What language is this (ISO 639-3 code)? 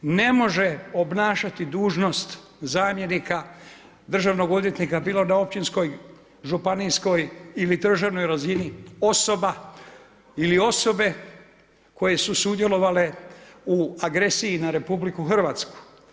hrv